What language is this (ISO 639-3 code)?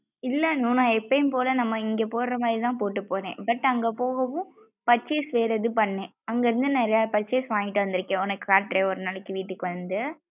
tam